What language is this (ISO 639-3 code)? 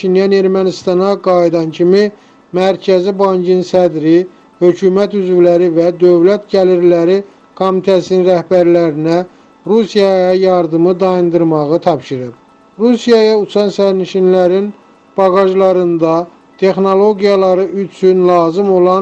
tur